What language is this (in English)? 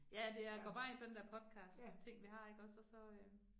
Danish